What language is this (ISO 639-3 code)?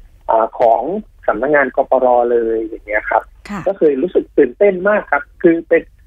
tha